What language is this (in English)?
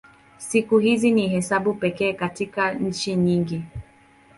Swahili